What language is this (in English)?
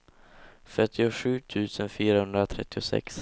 Swedish